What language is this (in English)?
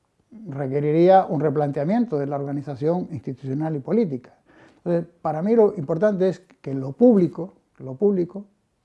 Spanish